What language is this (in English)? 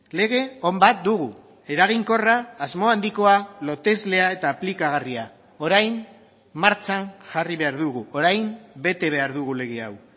Basque